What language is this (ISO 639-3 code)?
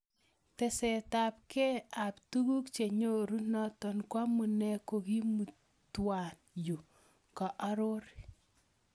kln